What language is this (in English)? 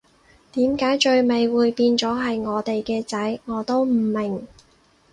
Cantonese